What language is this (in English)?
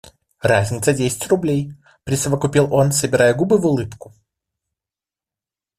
Russian